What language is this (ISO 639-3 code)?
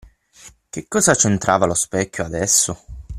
ita